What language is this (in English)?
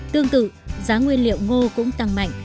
Vietnamese